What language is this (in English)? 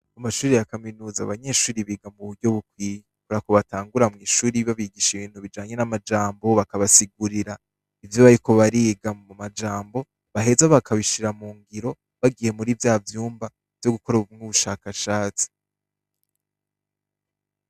Rundi